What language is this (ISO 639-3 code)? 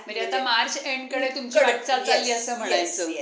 mar